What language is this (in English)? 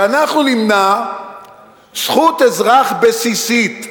Hebrew